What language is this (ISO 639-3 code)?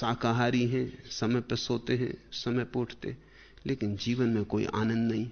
hin